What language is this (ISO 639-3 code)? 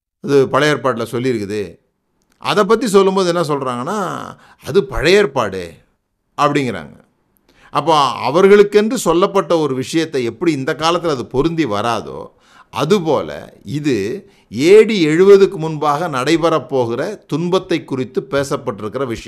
tam